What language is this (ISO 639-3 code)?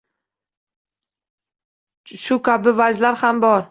uzb